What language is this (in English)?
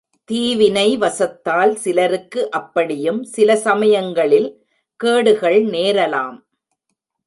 Tamil